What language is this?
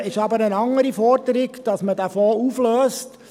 Swiss German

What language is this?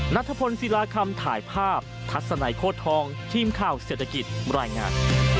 Thai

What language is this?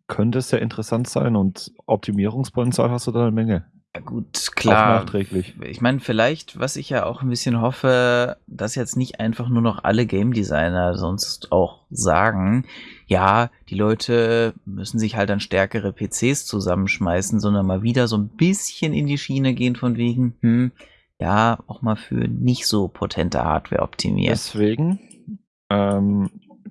German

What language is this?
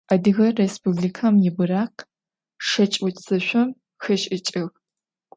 Adyghe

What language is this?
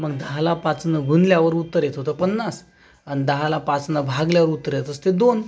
Marathi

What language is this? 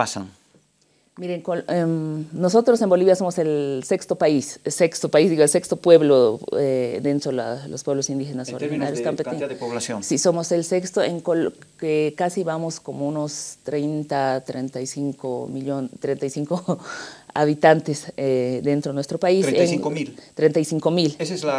Spanish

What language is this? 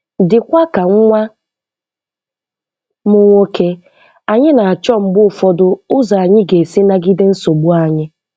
Igbo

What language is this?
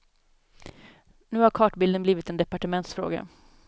Swedish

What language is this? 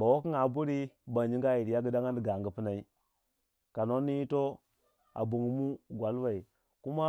Waja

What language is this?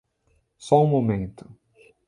Portuguese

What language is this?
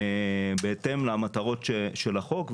Hebrew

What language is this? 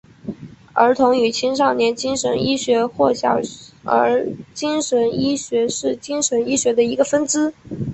Chinese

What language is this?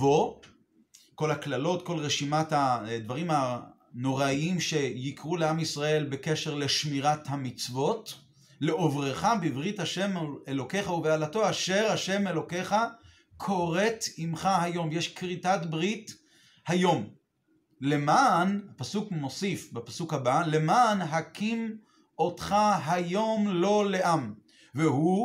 Hebrew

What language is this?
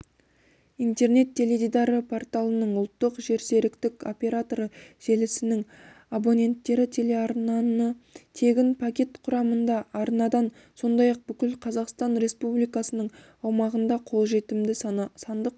Kazakh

